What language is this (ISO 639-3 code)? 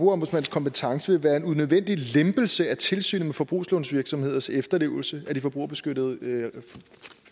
dan